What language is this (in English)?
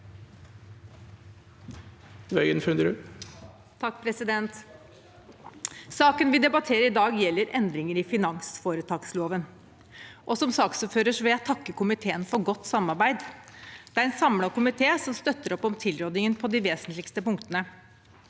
Norwegian